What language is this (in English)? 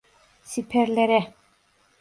Turkish